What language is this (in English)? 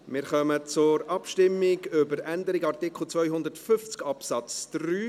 Swiss German